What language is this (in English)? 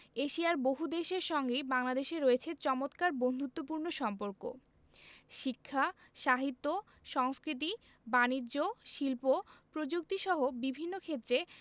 Bangla